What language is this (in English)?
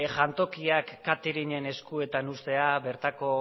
Basque